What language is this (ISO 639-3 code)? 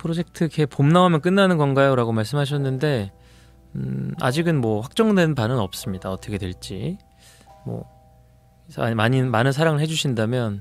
kor